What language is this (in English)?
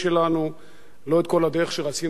Hebrew